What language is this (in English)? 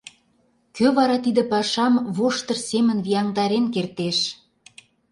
Mari